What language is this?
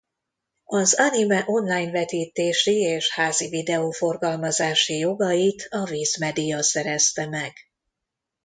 Hungarian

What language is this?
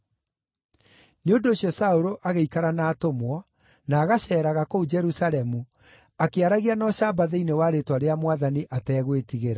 Kikuyu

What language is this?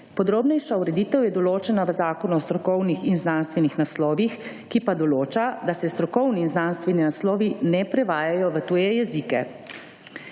Slovenian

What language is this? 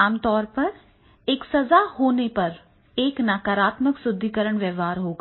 Hindi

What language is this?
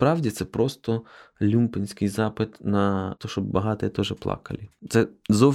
Ukrainian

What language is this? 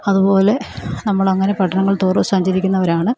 Malayalam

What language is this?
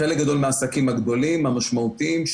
Hebrew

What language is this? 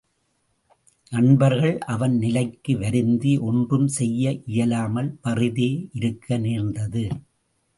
Tamil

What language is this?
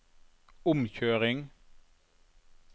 Norwegian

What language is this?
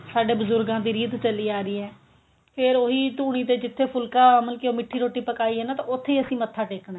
Punjabi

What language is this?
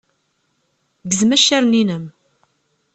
Kabyle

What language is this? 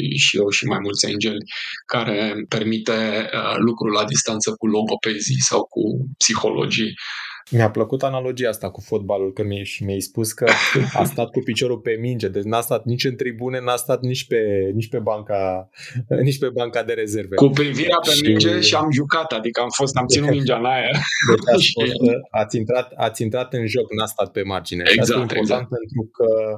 Romanian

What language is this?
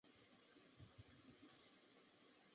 Chinese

